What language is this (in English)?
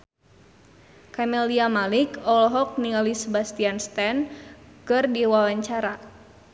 Sundanese